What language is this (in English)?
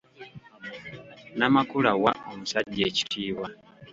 Ganda